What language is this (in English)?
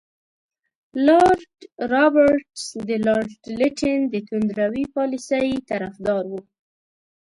Pashto